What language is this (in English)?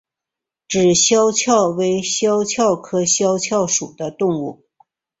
Chinese